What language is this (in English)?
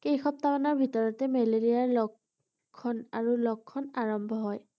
Assamese